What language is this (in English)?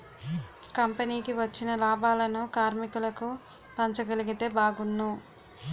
Telugu